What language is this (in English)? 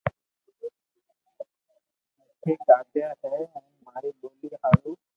Loarki